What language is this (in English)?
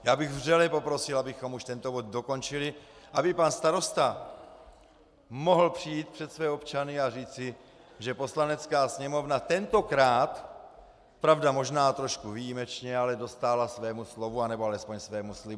Czech